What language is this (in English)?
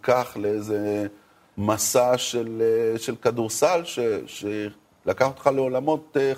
Hebrew